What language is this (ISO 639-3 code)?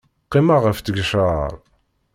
kab